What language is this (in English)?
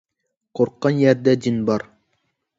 Uyghur